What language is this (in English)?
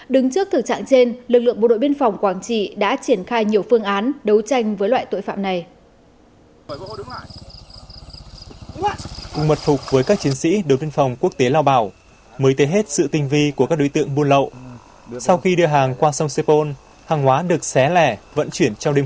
Vietnamese